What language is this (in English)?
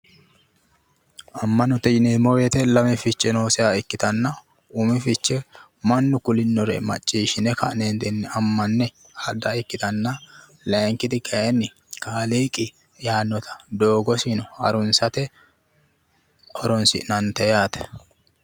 Sidamo